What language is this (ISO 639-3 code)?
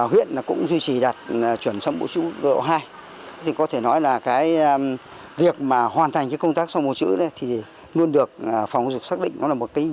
vie